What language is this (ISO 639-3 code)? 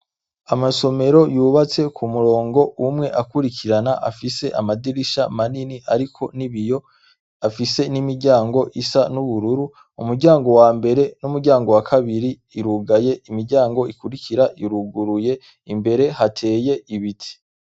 run